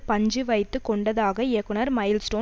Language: Tamil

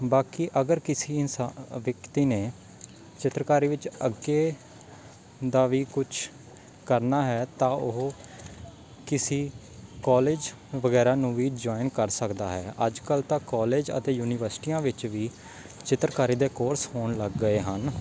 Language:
Punjabi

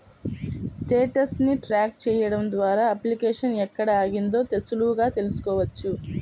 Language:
Telugu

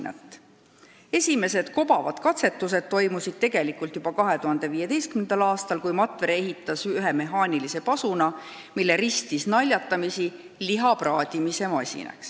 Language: Estonian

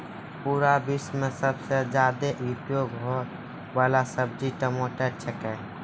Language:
Maithili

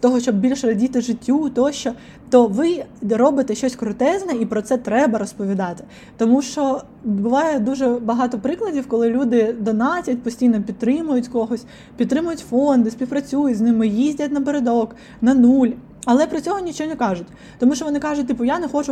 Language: Ukrainian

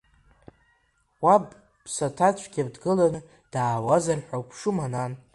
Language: Abkhazian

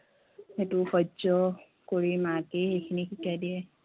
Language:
Assamese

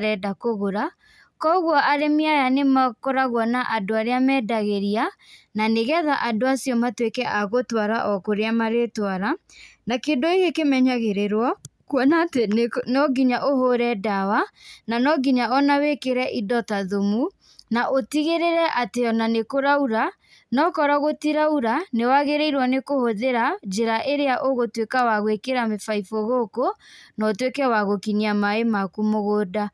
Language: Kikuyu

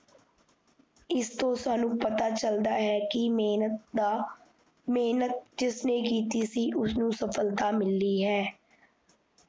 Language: Punjabi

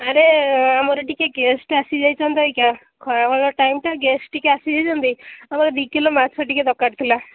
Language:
Odia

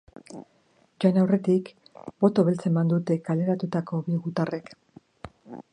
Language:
Basque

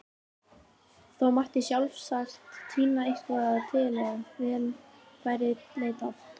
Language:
Icelandic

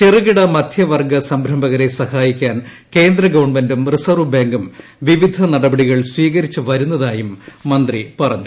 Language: Malayalam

